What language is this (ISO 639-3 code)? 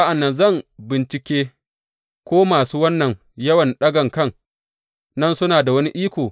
hau